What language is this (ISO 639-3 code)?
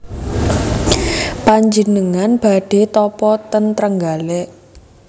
jav